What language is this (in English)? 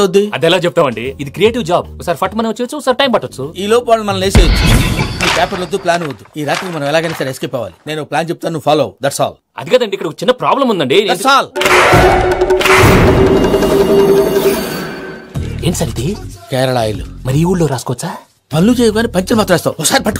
Telugu